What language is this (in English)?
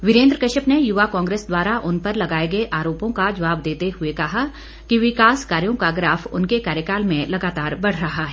Hindi